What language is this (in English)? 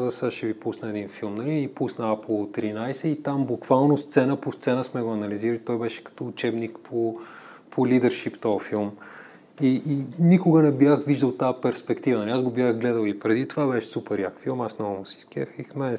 Bulgarian